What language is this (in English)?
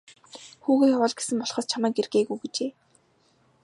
Mongolian